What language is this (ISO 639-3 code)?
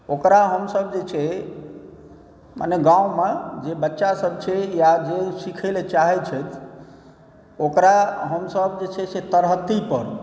mai